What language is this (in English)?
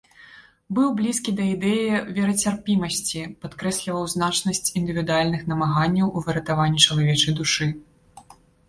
Belarusian